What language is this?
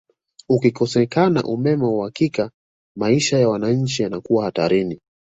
Swahili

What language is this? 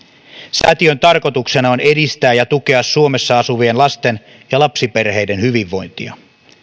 Finnish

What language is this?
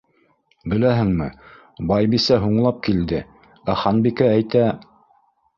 Bashkir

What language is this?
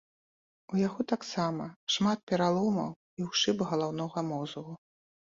Belarusian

